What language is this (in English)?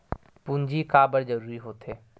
Chhattisgarhi